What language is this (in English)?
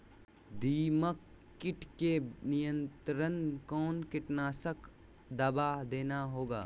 Magahi